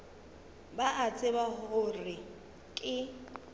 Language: Northern Sotho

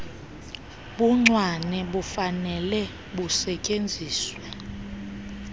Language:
Xhosa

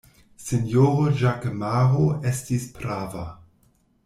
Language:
Esperanto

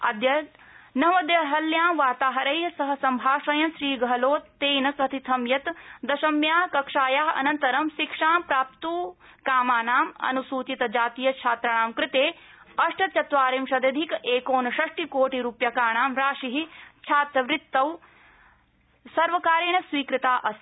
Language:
Sanskrit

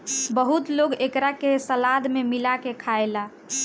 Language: Bhojpuri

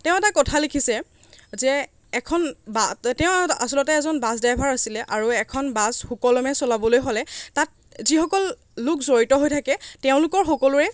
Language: Assamese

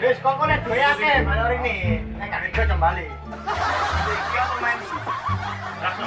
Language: Indonesian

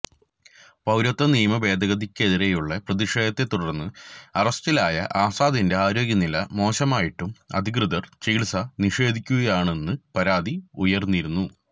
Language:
Malayalam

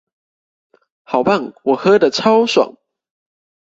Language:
Chinese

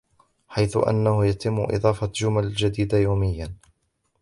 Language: Arabic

